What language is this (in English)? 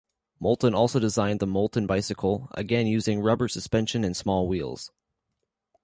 English